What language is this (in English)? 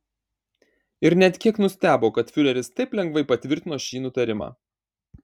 Lithuanian